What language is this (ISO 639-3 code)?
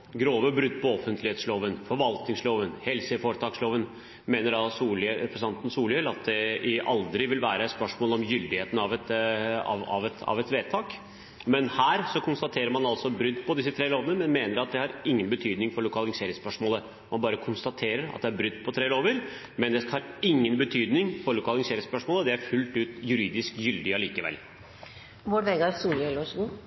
nob